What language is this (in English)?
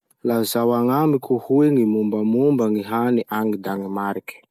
Masikoro Malagasy